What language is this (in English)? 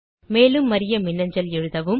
Tamil